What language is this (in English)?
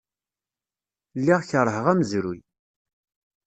Kabyle